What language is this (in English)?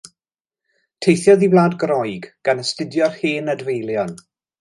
Welsh